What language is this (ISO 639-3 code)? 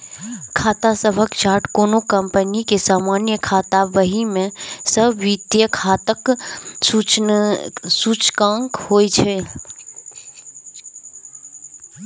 mai